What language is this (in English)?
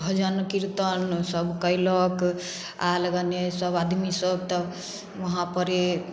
Maithili